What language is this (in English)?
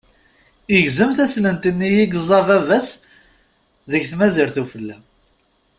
Kabyle